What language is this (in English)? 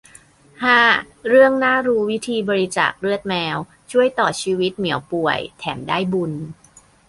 Thai